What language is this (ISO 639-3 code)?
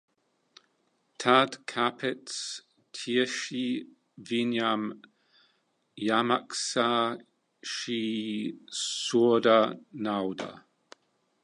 lav